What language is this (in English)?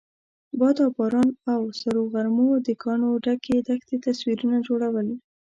Pashto